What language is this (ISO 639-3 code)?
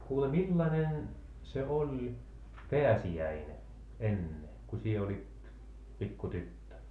fin